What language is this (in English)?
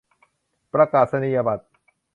Thai